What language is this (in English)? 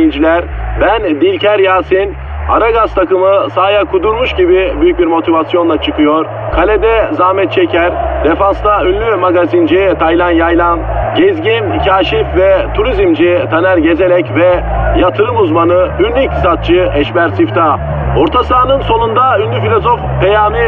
Turkish